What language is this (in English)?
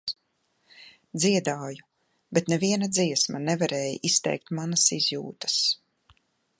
Latvian